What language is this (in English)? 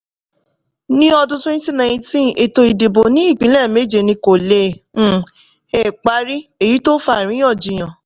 Yoruba